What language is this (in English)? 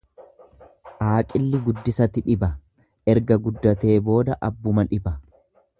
Oromo